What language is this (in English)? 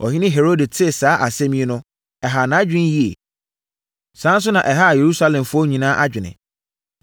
Akan